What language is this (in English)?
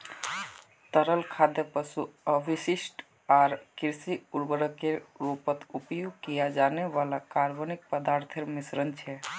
Magahi